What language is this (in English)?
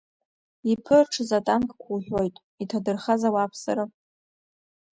Abkhazian